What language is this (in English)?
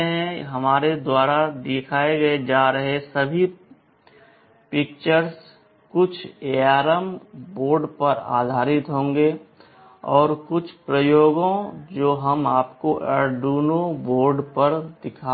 Hindi